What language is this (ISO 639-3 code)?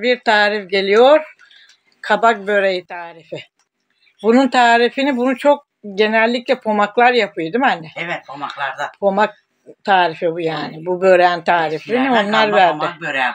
tur